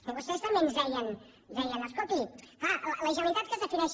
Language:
Catalan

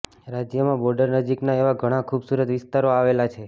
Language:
Gujarati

